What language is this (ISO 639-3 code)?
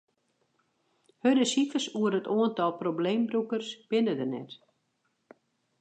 fry